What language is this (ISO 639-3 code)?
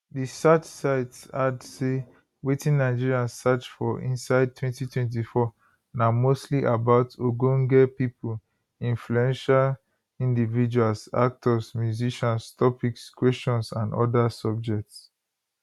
pcm